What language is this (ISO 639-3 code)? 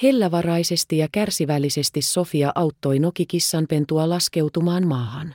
fin